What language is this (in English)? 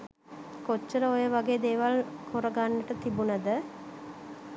Sinhala